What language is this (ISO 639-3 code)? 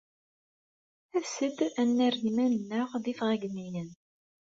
kab